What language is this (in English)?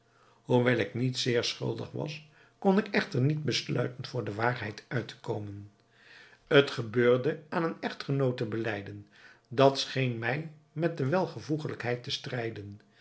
Dutch